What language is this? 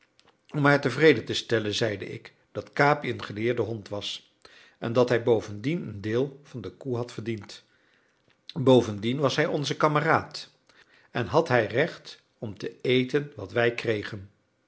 Dutch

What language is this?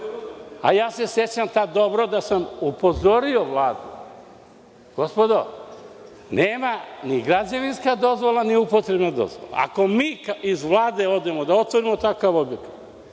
Serbian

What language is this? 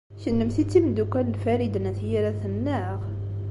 Kabyle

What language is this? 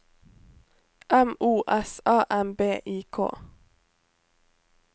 Norwegian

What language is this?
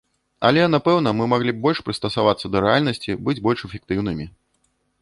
Belarusian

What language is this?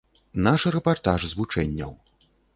Belarusian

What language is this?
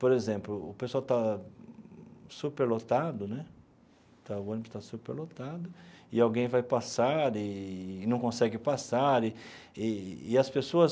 Portuguese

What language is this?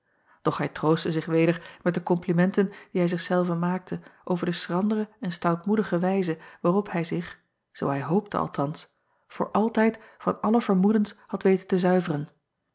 Dutch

